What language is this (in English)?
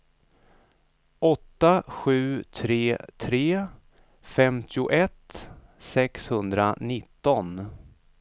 Swedish